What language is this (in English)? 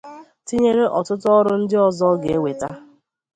Igbo